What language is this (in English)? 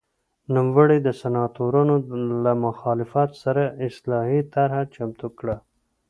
Pashto